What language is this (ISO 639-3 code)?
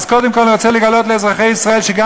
heb